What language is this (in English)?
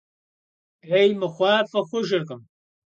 Kabardian